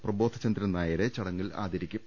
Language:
Malayalam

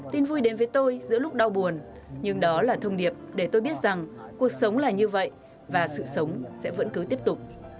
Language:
Vietnamese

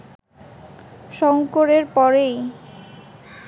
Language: Bangla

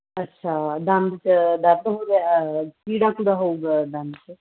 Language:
Punjabi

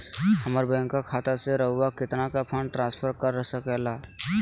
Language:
Magahi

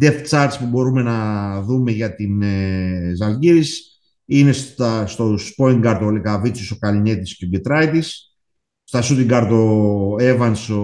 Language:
Greek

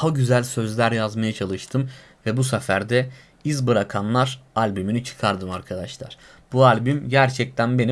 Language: Turkish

